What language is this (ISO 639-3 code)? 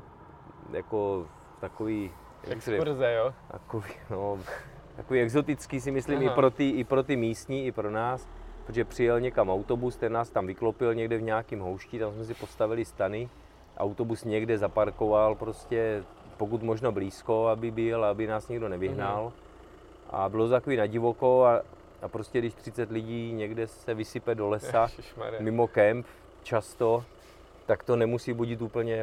ces